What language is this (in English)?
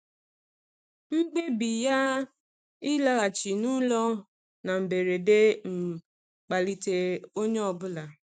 Igbo